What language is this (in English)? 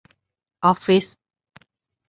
Thai